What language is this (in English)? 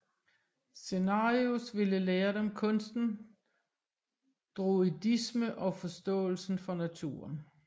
Danish